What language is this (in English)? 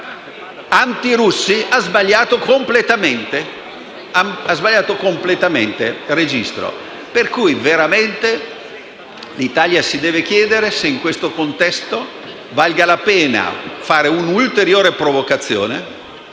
Italian